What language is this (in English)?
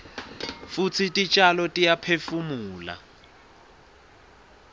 Swati